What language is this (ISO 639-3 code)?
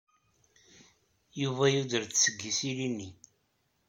kab